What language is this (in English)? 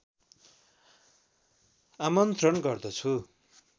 Nepali